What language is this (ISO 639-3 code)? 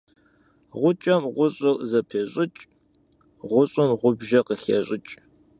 kbd